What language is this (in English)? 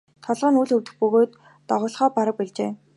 Mongolian